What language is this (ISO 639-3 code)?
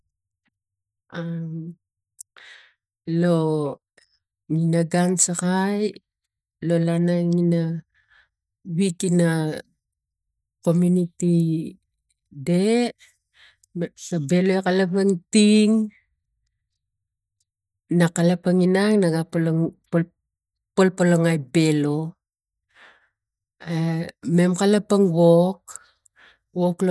tgc